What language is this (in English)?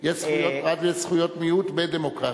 Hebrew